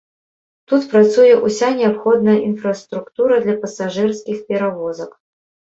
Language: Belarusian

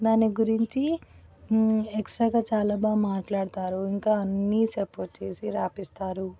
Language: Telugu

